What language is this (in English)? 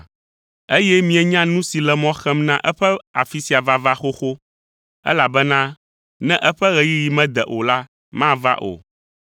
Ewe